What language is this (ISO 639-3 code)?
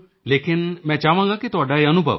pan